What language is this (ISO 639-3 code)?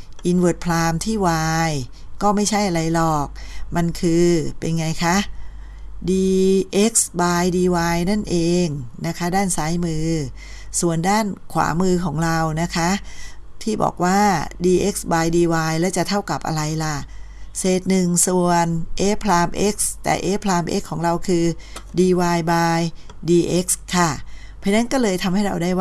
tha